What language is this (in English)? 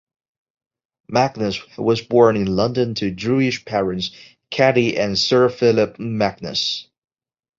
English